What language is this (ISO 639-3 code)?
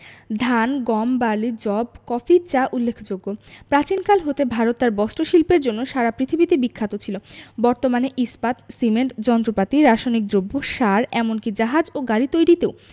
ben